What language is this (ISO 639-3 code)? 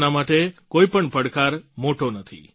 guj